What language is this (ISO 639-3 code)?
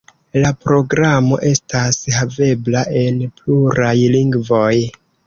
epo